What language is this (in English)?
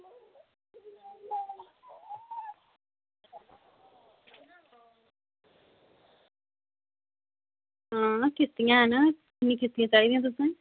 Dogri